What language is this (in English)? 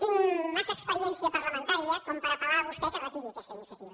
Catalan